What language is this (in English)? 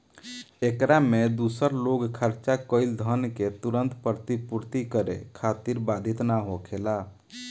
Bhojpuri